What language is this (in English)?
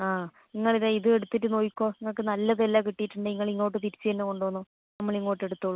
Malayalam